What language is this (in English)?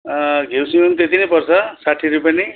Nepali